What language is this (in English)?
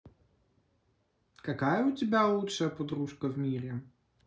Russian